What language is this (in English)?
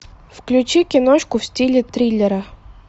Russian